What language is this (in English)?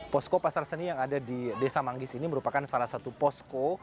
Indonesian